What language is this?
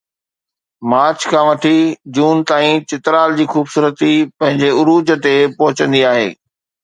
Sindhi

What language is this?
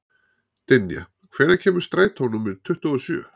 Icelandic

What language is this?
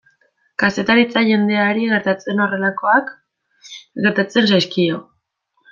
Basque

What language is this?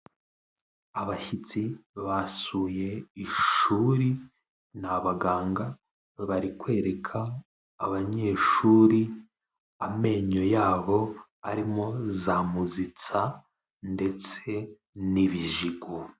Kinyarwanda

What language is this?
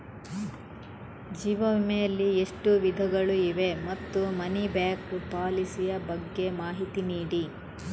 Kannada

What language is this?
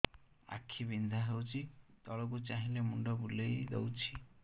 Odia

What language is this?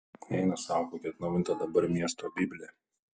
Lithuanian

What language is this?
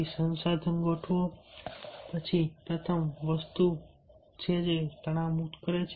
Gujarati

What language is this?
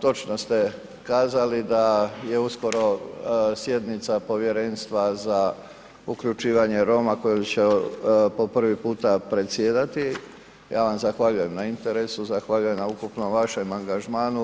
Croatian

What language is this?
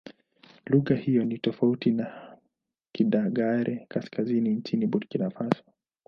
Swahili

